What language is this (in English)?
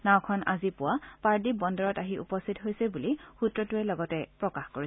Assamese